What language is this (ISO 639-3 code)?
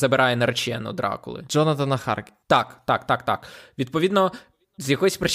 ukr